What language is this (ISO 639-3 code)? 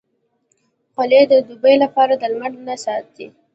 pus